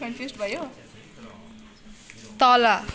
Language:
Nepali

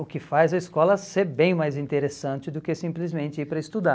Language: Portuguese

